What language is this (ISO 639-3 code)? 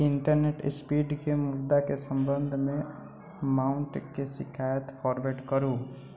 mai